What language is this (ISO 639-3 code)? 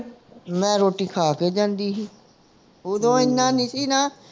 pan